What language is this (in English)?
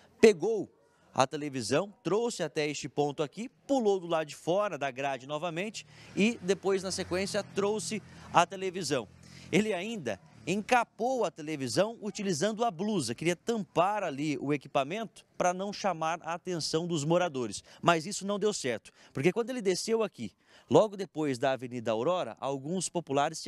Portuguese